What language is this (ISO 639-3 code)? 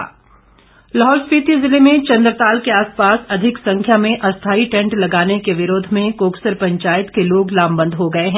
hin